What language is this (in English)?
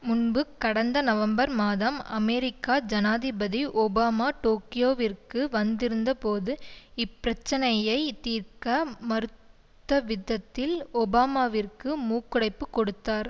Tamil